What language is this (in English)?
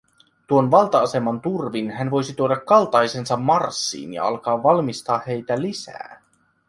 Finnish